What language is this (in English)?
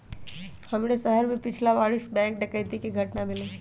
Magahi